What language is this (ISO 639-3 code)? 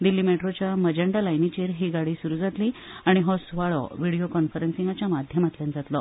kok